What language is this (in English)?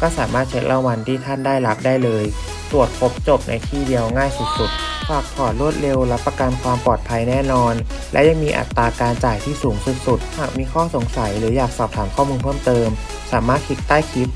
Thai